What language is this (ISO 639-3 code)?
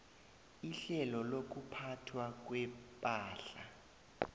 nbl